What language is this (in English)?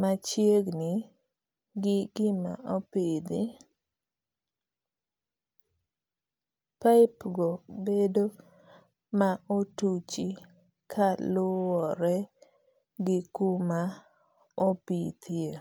Luo (Kenya and Tanzania)